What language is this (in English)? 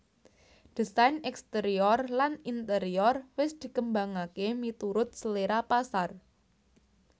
Javanese